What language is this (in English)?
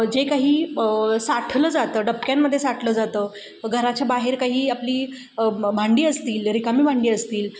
Marathi